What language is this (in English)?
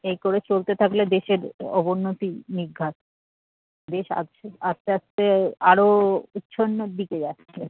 Bangla